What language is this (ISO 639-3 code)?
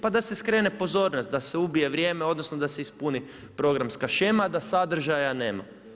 hrv